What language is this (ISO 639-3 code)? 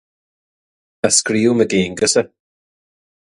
gle